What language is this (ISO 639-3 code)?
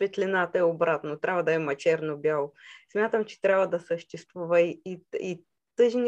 bul